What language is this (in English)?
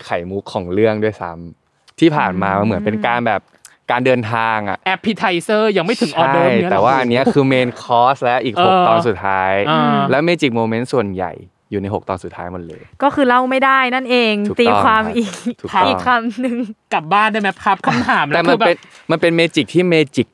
Thai